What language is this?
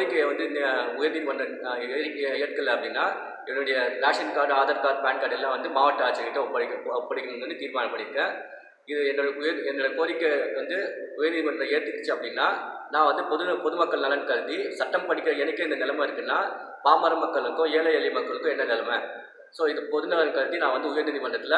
Indonesian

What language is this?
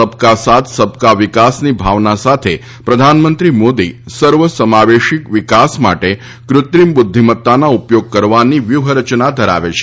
Gujarati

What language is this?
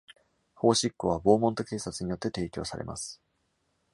Japanese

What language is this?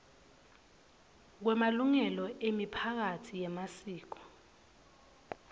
Swati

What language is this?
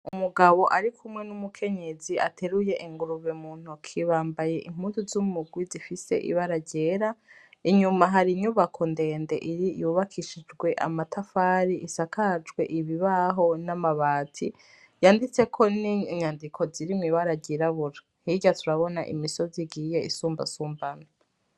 Rundi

